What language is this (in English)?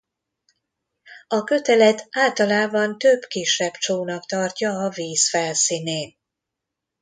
Hungarian